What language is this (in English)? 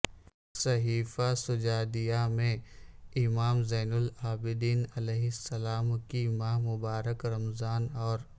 Urdu